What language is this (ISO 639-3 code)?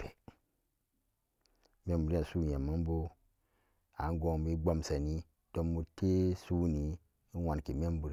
ccg